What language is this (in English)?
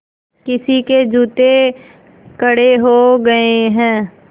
Hindi